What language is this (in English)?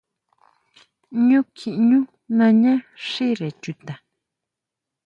Huautla Mazatec